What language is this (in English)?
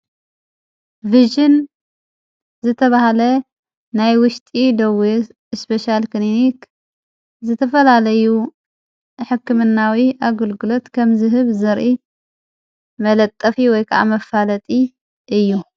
Tigrinya